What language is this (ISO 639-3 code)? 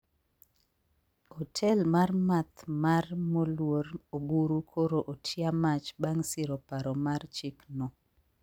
luo